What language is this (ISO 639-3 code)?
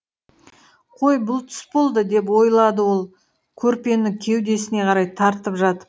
kaz